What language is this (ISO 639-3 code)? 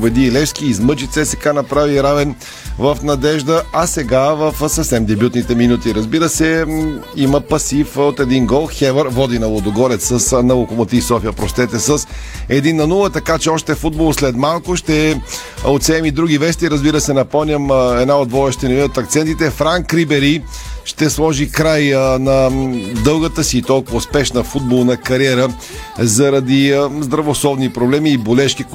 bul